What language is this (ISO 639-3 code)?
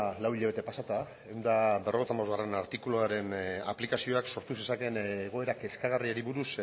eus